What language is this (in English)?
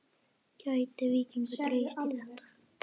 Icelandic